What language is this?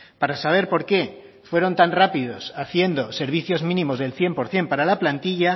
Spanish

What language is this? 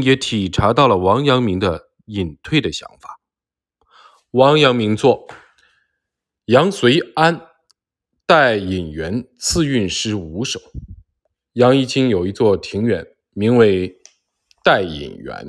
Chinese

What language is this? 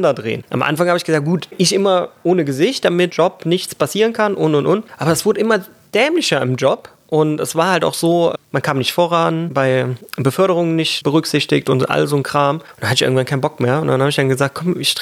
German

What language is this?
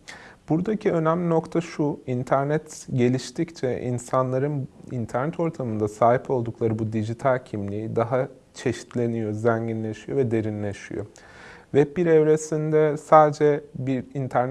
Turkish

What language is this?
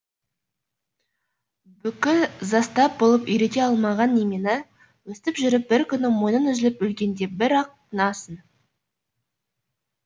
Kazakh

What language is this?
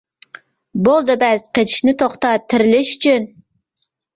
Uyghur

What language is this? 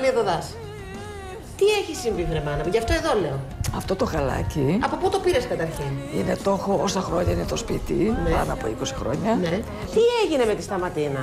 Greek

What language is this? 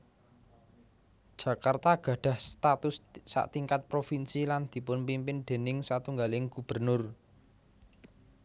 Javanese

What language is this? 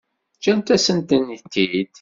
Kabyle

